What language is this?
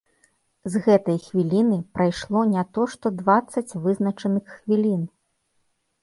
Belarusian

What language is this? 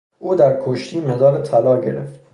Persian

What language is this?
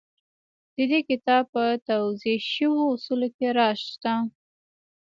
Pashto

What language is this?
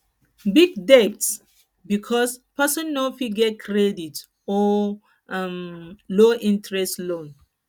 Nigerian Pidgin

